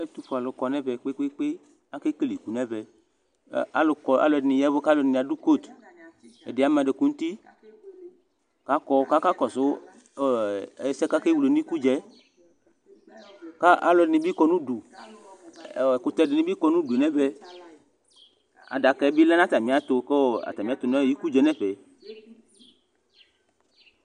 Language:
Ikposo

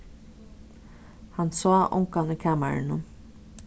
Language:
Faroese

